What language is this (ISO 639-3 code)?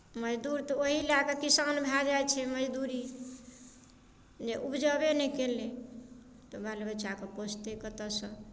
mai